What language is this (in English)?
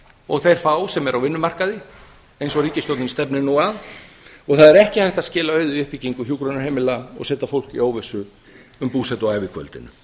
Icelandic